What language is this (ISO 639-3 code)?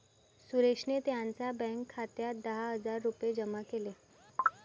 mar